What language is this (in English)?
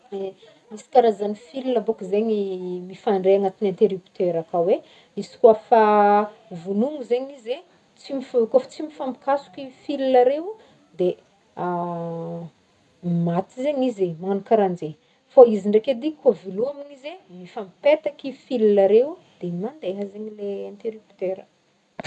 Northern Betsimisaraka Malagasy